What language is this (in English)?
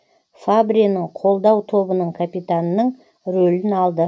Kazakh